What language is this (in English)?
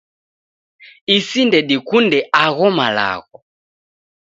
Taita